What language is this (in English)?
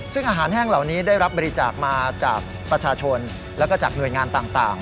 Thai